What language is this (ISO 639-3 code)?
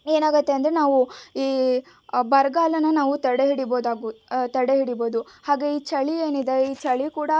kan